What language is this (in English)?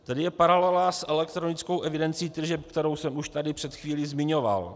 Czech